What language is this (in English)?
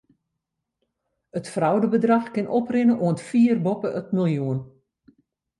Western Frisian